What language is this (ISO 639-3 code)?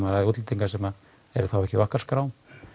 isl